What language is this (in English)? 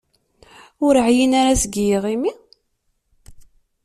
Kabyle